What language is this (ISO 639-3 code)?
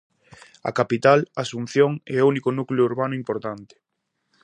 glg